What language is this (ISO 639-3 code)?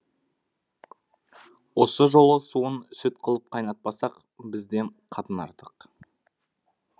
kaz